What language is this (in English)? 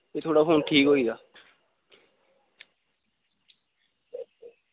Dogri